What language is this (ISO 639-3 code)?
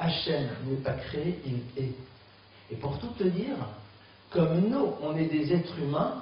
fra